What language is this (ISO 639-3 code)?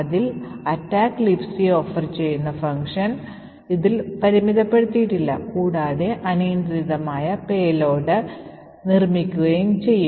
mal